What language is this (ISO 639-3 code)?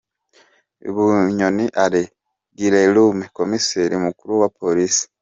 kin